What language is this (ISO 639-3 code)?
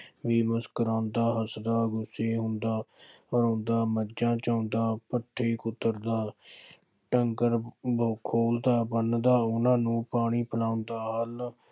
pan